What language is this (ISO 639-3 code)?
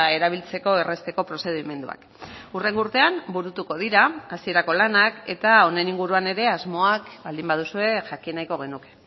eus